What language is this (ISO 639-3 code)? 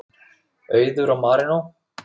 isl